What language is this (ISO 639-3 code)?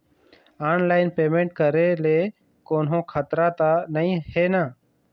hne